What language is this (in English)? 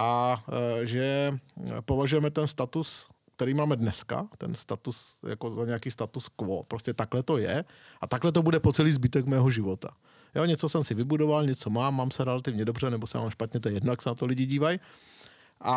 Czech